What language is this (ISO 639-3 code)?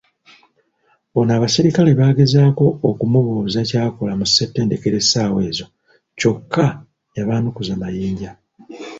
lug